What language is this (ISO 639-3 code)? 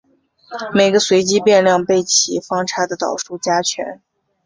zho